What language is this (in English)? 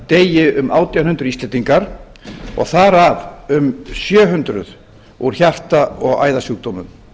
Icelandic